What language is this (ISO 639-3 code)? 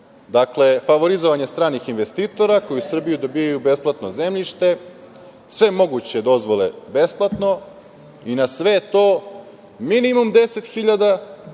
srp